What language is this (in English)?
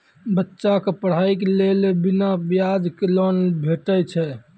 Maithili